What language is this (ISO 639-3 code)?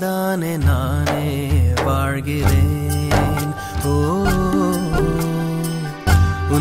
ara